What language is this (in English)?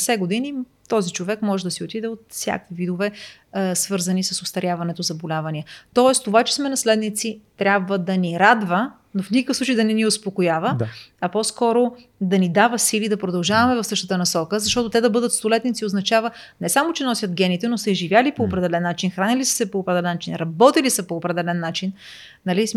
Bulgarian